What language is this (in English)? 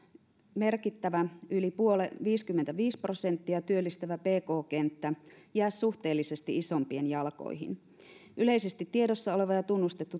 Finnish